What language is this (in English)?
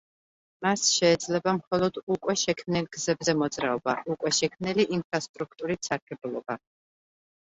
Georgian